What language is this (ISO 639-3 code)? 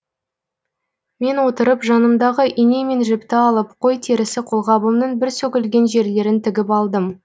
kaz